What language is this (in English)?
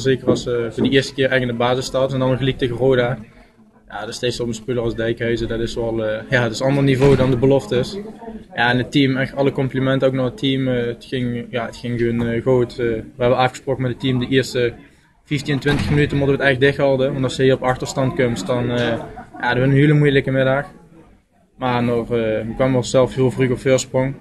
Dutch